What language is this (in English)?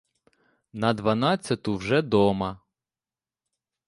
Ukrainian